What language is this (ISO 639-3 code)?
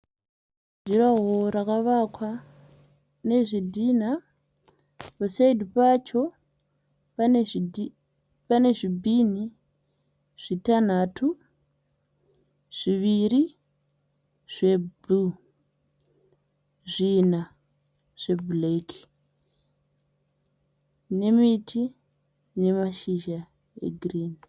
sna